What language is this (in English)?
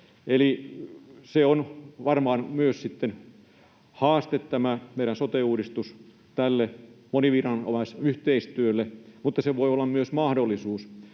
Finnish